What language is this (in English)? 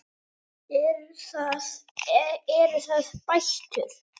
Icelandic